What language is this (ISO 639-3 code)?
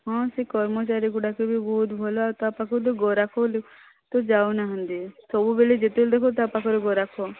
ori